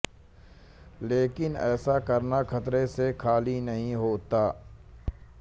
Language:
Hindi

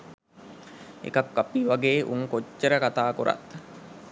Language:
Sinhala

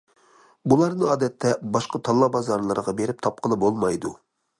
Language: Uyghur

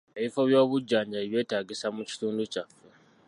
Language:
Ganda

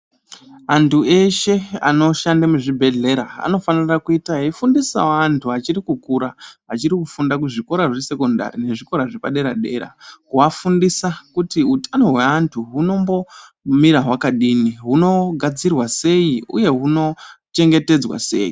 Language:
Ndau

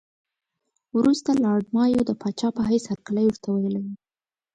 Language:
Pashto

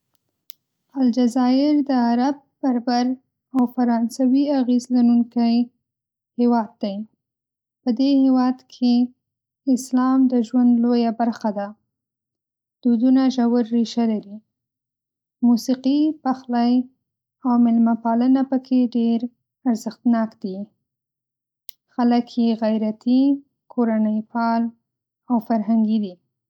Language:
Pashto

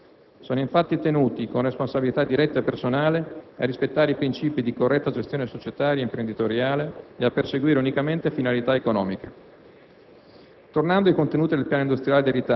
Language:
Italian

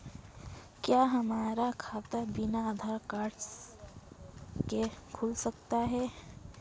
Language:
Hindi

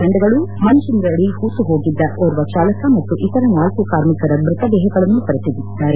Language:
Kannada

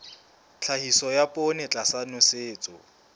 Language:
Southern Sotho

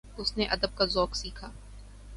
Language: Urdu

